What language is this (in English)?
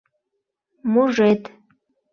Mari